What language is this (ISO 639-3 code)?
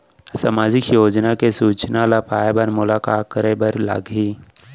hne